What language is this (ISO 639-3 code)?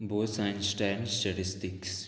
kok